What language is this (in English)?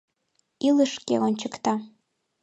Mari